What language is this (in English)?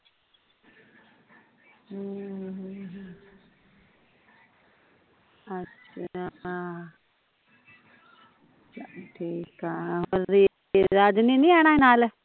Punjabi